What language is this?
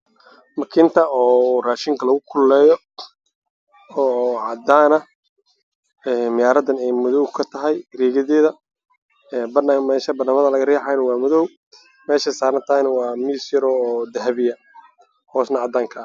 Somali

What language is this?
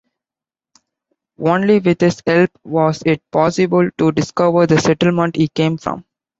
English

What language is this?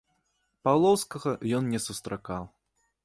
Belarusian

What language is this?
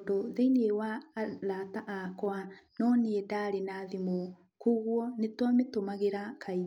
Kikuyu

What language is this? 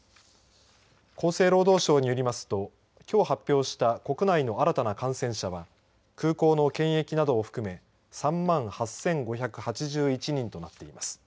Japanese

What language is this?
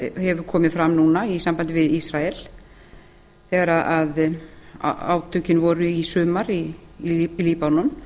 Icelandic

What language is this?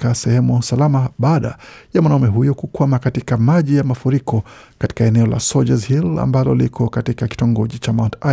Swahili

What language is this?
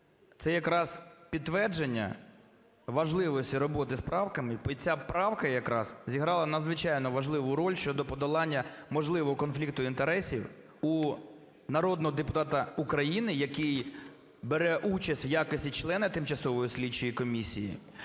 Ukrainian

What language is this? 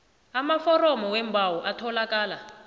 South Ndebele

